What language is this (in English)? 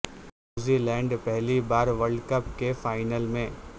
Urdu